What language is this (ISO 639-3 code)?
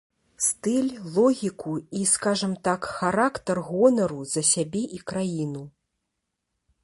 bel